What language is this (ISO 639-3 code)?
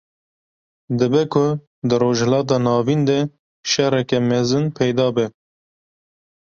kur